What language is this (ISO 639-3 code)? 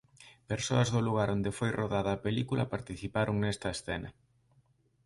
glg